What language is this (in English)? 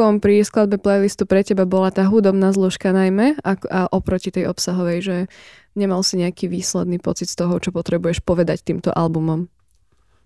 Slovak